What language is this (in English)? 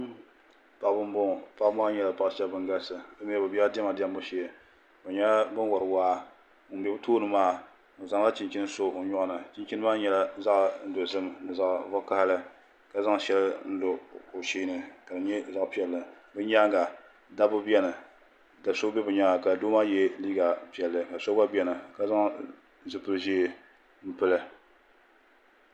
Dagbani